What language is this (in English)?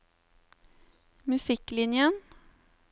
Norwegian